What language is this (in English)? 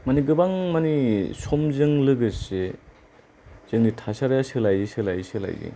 Bodo